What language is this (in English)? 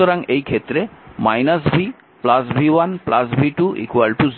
Bangla